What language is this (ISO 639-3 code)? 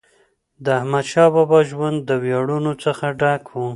pus